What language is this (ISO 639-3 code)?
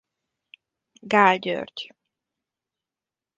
hun